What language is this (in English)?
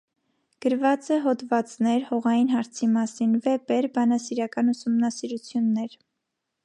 Armenian